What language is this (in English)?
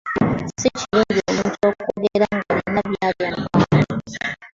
Ganda